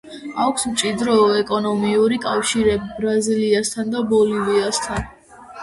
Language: Georgian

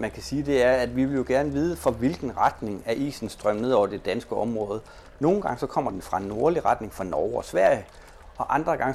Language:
Danish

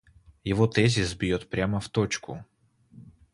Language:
Russian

